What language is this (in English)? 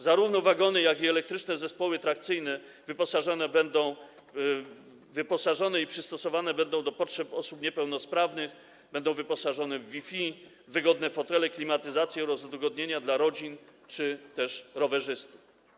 Polish